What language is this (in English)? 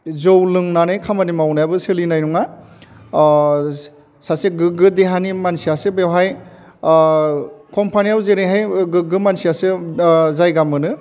Bodo